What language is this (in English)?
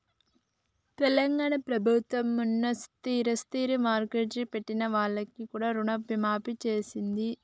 Telugu